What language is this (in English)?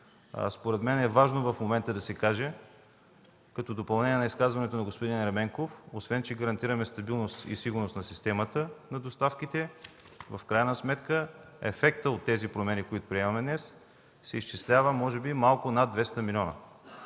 Bulgarian